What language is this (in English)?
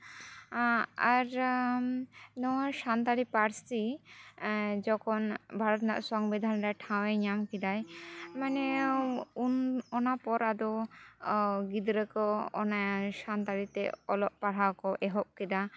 Santali